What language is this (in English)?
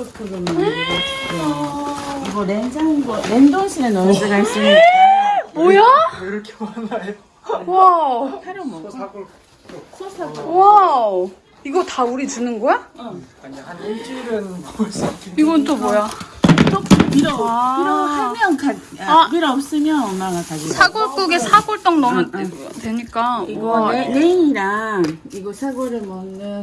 Korean